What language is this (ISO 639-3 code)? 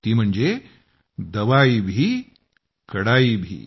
mar